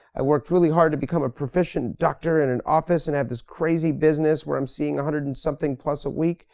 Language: English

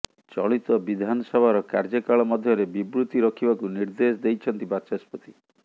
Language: Odia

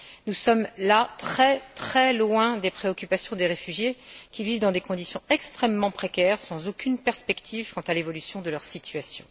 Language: French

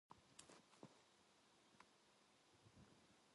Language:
Korean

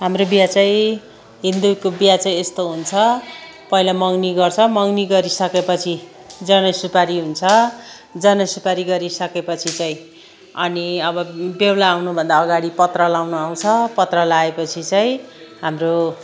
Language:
Nepali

